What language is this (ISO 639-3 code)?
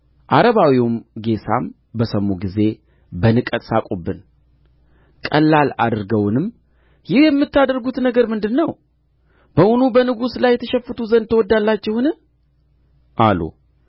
amh